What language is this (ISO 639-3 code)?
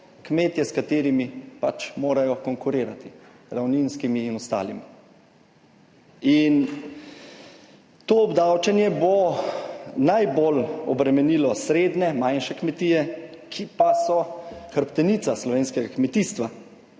slv